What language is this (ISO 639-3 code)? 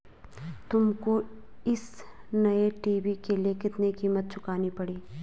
hin